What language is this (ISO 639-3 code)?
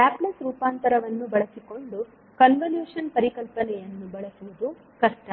kan